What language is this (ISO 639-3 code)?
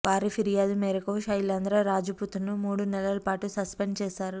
tel